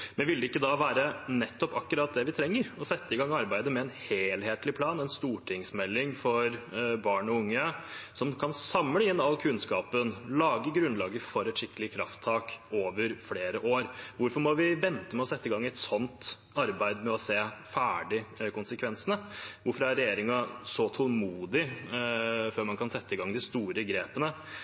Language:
Norwegian Bokmål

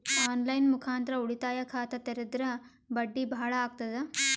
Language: Kannada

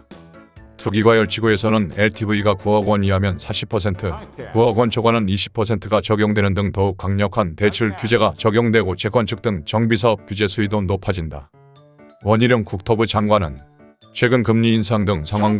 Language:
Korean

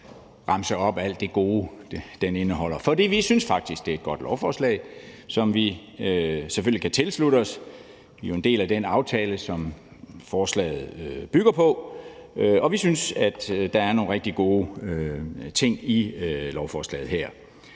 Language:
Danish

